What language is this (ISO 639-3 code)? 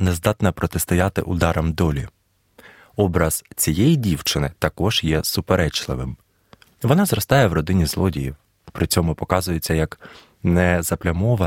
ukr